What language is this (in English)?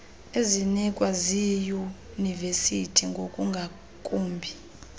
Xhosa